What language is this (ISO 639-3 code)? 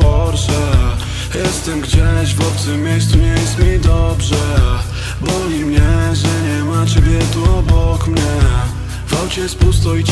pol